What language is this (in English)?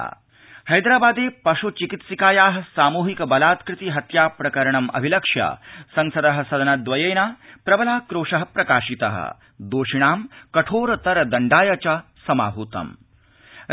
Sanskrit